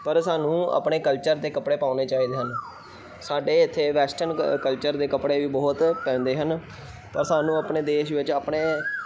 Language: Punjabi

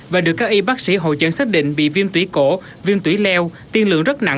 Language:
Vietnamese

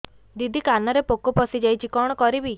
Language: Odia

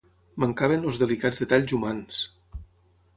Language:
Catalan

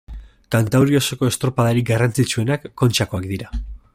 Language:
Basque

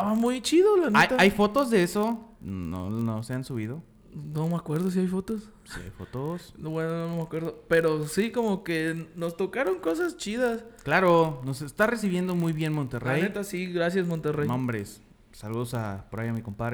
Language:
Spanish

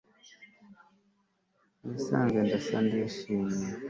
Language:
Kinyarwanda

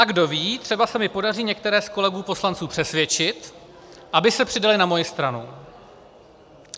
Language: Czech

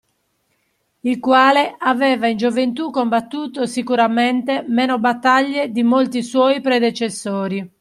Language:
Italian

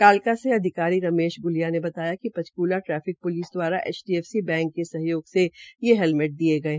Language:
Hindi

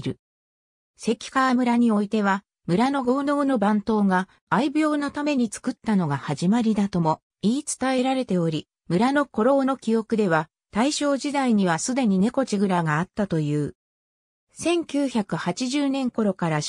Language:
Japanese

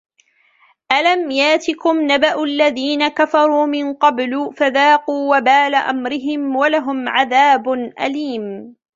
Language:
Arabic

